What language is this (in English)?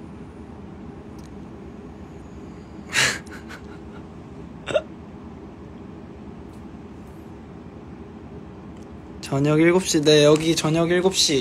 Korean